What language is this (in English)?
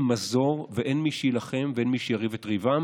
Hebrew